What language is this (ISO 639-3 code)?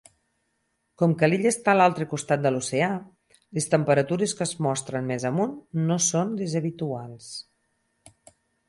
cat